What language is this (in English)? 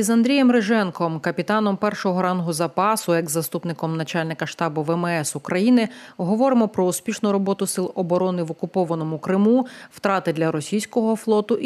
Ukrainian